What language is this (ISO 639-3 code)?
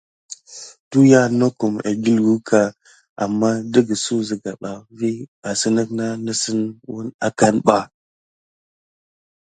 gid